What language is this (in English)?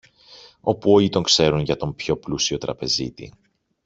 Greek